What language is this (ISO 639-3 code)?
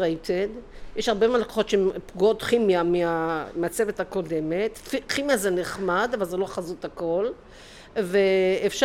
heb